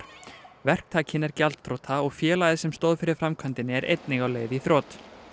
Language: Icelandic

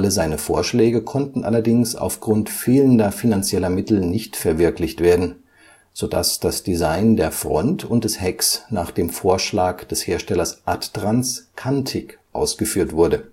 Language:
German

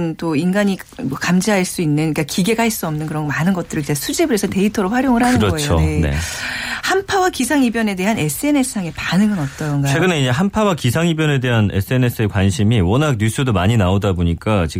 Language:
Korean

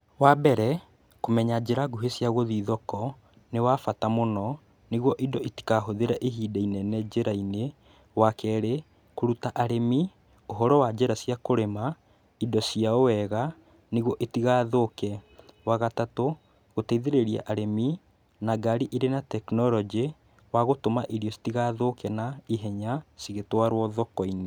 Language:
Kikuyu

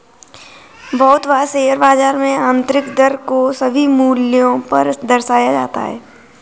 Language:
Hindi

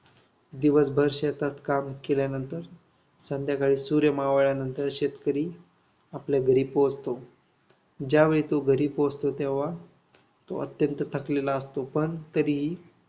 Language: Marathi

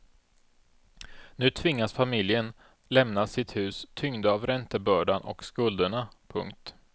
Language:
Swedish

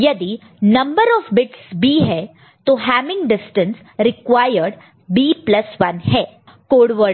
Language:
Hindi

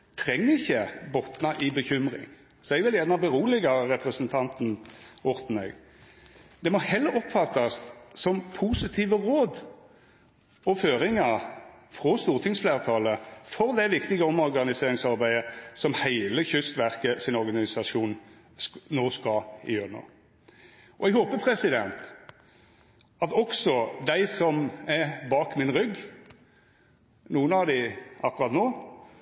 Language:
Norwegian Nynorsk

